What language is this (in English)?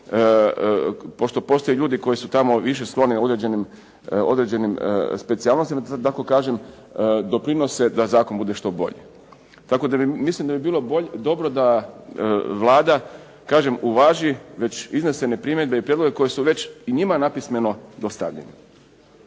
Croatian